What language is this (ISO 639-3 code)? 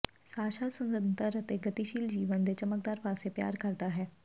pan